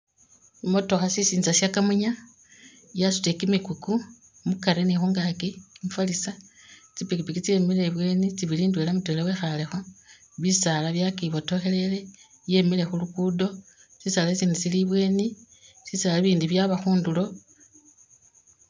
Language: Masaaba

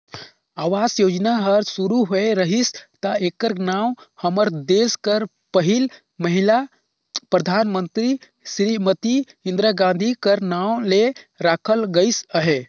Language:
Chhattisgarhi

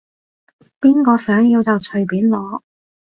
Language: Cantonese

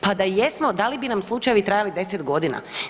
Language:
Croatian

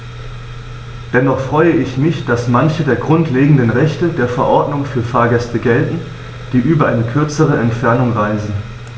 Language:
German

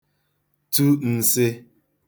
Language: Igbo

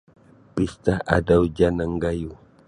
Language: Sabah Bisaya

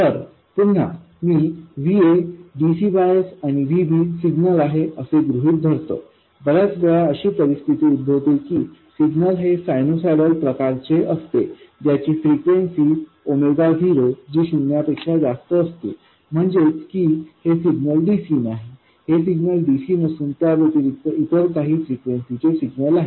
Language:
Marathi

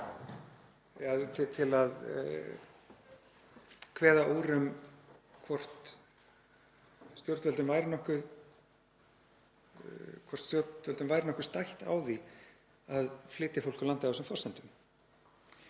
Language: Icelandic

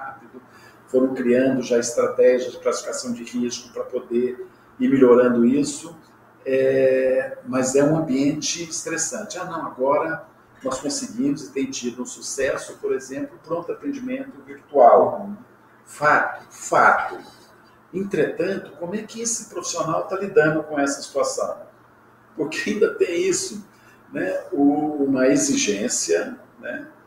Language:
Portuguese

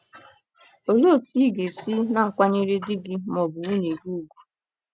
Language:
Igbo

